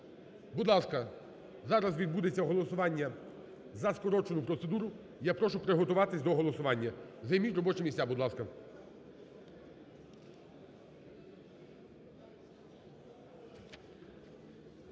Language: Ukrainian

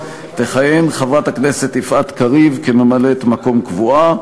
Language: Hebrew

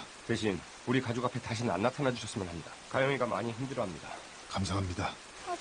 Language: Korean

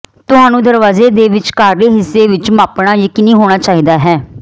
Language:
Punjabi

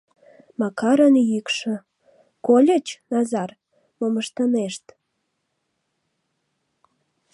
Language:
Mari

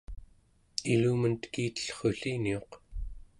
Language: Central Yupik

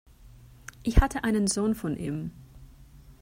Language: German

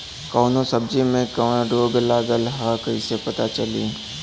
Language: Bhojpuri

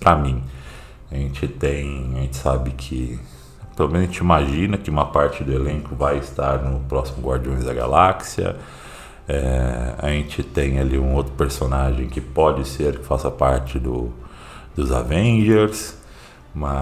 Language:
Portuguese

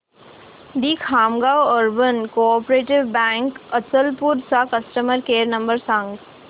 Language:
Marathi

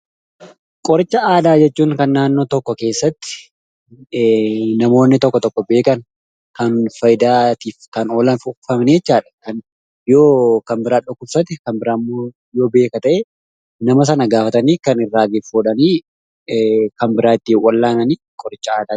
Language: Oromo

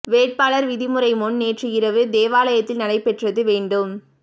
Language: Tamil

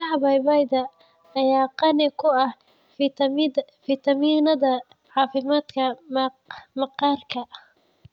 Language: Somali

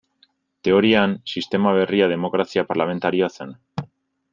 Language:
Basque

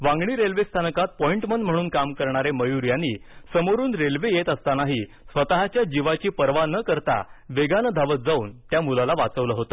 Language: Marathi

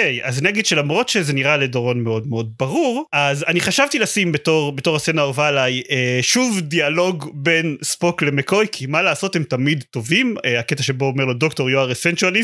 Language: Hebrew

